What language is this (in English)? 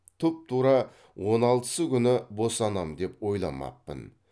Kazakh